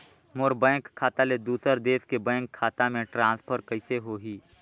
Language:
Chhattisgarhi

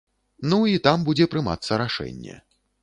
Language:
Belarusian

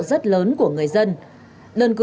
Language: Vietnamese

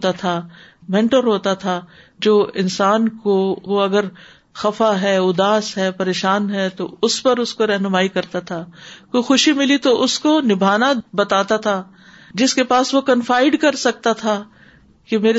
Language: Urdu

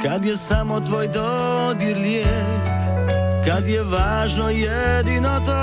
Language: Croatian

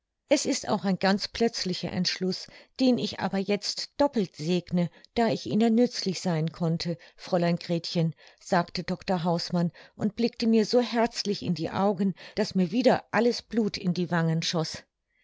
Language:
German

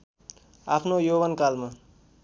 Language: Nepali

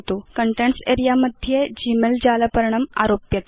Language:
Sanskrit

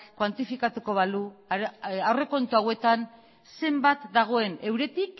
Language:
Basque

